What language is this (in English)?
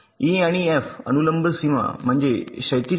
Marathi